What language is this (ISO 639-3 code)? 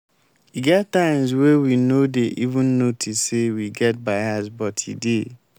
pcm